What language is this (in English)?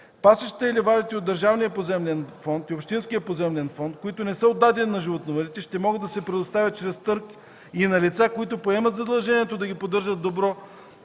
Bulgarian